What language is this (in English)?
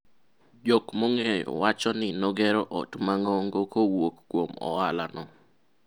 Luo (Kenya and Tanzania)